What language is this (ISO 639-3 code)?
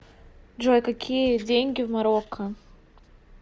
rus